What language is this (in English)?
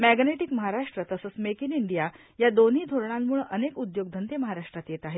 Marathi